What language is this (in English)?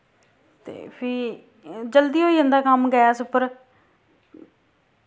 Dogri